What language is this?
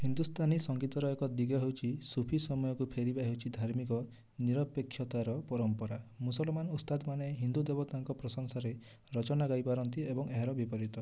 Odia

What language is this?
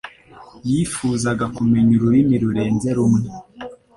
Kinyarwanda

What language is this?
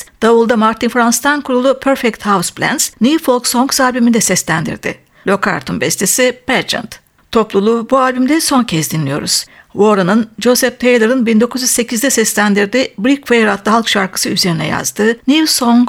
Turkish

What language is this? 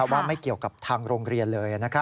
Thai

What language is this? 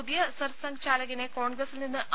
Malayalam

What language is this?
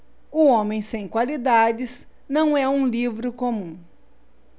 Portuguese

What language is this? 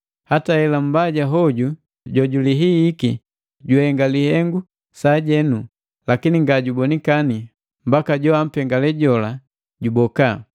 Matengo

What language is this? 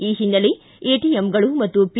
Kannada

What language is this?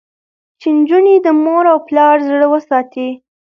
Pashto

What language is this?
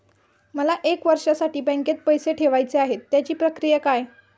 Marathi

